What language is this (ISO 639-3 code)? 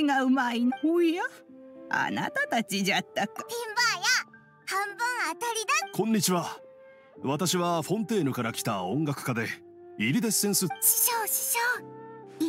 jpn